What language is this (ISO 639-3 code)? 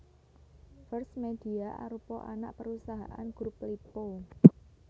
jav